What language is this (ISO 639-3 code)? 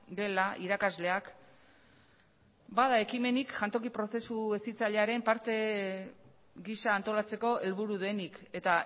eus